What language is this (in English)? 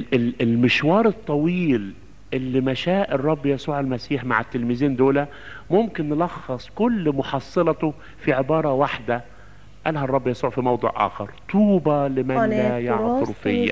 Arabic